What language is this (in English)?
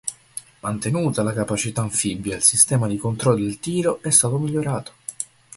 Italian